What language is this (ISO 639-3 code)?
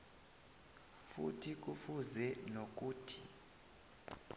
nbl